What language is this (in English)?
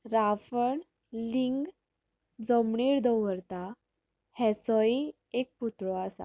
Konkani